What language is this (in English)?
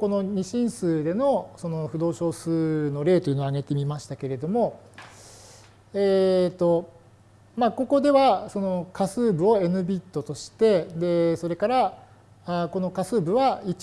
Japanese